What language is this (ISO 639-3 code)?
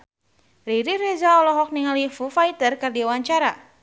sun